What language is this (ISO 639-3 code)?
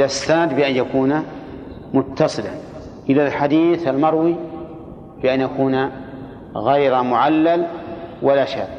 ara